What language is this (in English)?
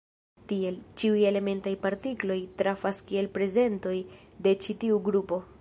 Esperanto